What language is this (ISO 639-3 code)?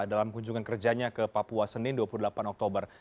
ind